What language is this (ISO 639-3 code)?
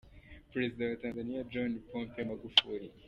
kin